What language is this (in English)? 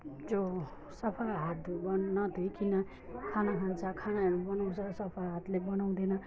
Nepali